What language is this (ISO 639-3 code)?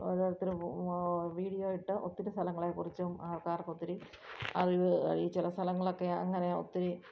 mal